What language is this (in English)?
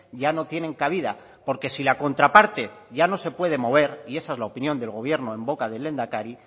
Spanish